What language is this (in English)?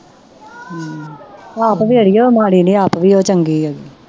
Punjabi